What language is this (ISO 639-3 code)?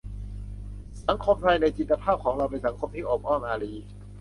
tha